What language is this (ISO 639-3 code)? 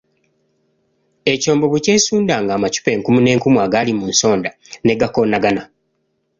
lug